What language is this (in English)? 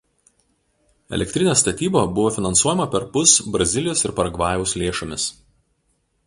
Lithuanian